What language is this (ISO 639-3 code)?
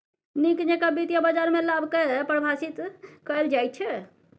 mai